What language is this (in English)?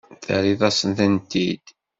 Kabyle